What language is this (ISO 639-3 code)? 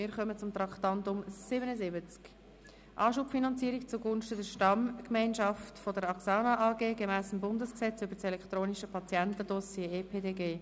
gsw